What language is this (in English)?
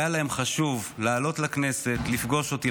Hebrew